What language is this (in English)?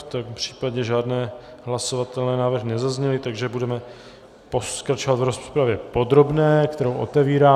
Czech